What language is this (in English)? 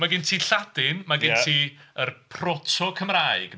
Welsh